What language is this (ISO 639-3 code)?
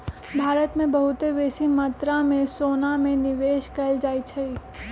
mag